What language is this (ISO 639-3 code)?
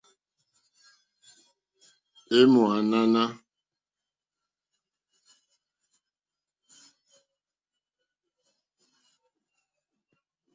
bri